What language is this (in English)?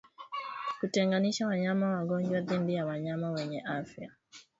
Swahili